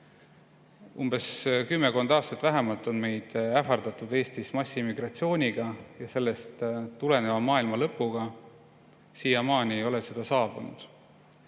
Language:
Estonian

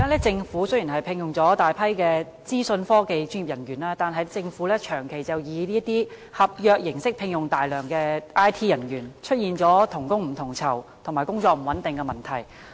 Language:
Cantonese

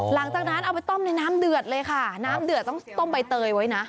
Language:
Thai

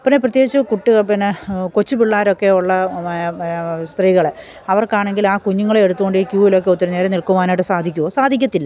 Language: Malayalam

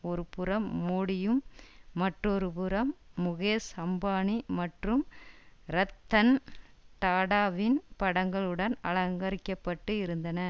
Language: Tamil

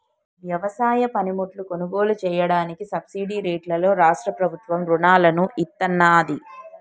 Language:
Telugu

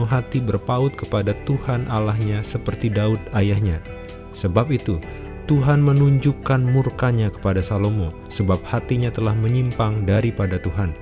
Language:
Indonesian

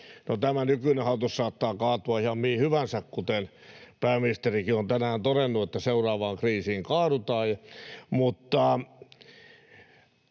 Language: Finnish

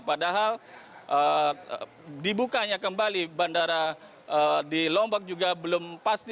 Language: Indonesian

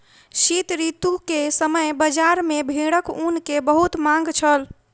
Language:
Maithili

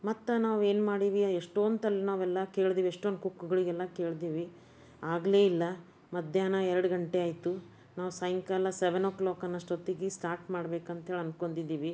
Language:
Kannada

